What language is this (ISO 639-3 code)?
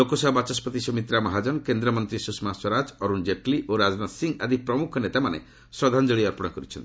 ori